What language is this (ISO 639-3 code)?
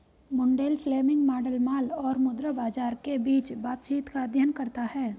hin